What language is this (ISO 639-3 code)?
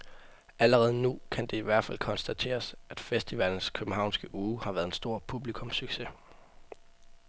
dan